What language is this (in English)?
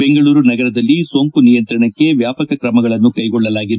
Kannada